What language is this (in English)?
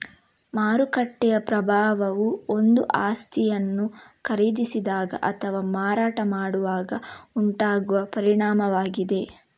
Kannada